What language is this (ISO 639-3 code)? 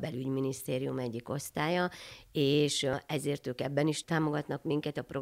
hun